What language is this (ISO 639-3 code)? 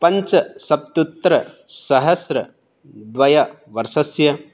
san